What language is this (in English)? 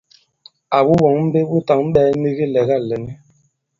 Bankon